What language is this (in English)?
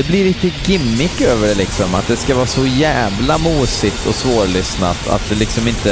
Swedish